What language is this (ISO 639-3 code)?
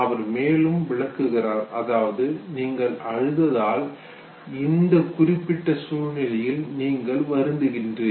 tam